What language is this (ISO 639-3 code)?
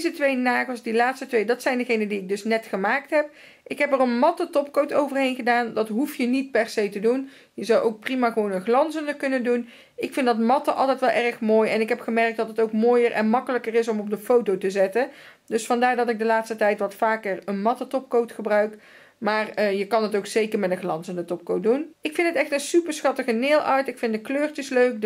nld